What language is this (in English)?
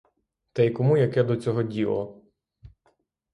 Ukrainian